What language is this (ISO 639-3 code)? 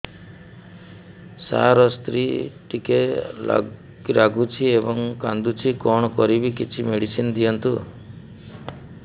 ori